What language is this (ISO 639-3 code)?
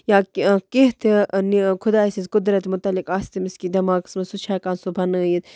kas